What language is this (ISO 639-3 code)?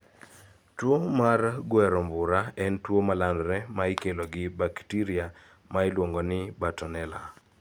luo